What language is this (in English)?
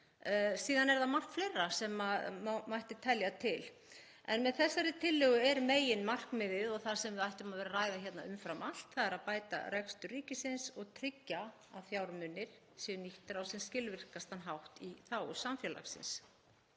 Icelandic